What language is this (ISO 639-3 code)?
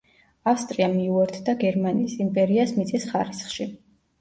kat